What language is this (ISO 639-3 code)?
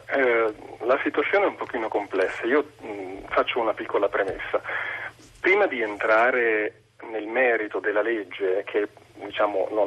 ita